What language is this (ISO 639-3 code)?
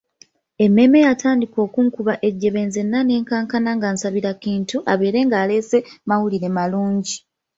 lug